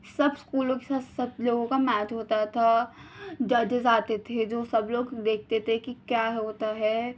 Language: Urdu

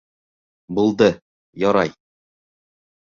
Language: Bashkir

